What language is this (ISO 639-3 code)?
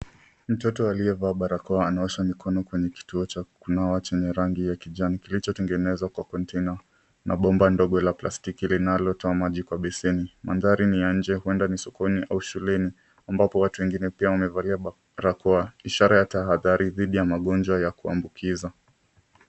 swa